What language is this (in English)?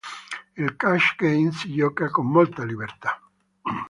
Italian